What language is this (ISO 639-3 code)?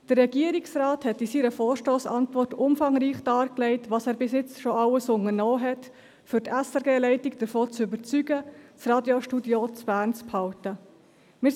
gsw